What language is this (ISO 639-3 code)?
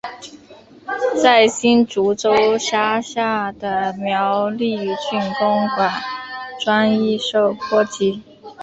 zho